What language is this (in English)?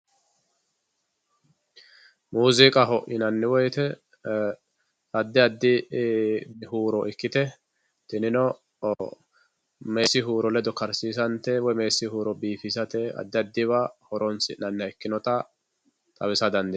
Sidamo